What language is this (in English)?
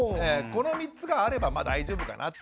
Japanese